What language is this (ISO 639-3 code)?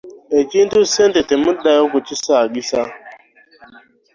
lug